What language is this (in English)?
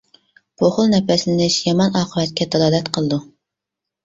Uyghur